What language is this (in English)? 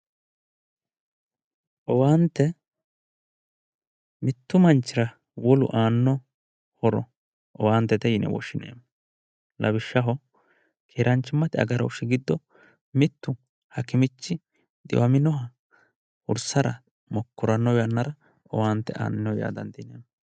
Sidamo